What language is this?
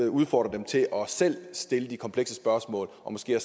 Danish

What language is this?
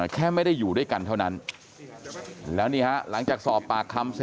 Thai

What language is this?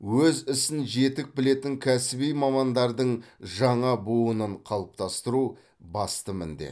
Kazakh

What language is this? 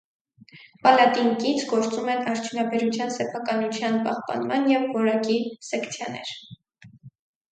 Armenian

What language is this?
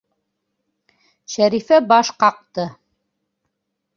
Bashkir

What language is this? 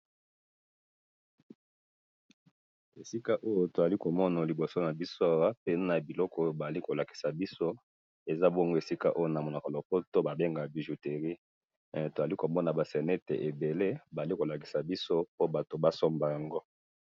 Lingala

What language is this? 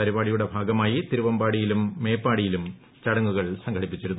Malayalam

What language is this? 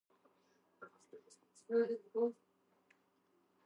Georgian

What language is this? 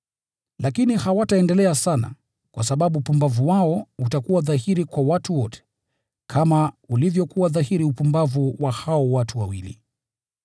Swahili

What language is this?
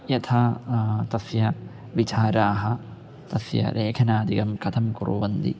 Sanskrit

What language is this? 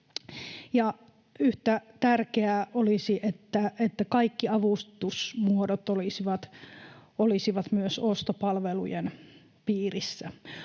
Finnish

